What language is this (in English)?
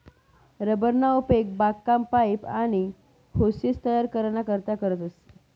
Marathi